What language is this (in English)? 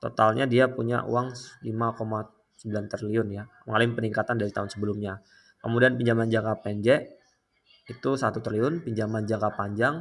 Indonesian